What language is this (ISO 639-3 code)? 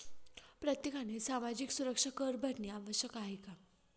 mar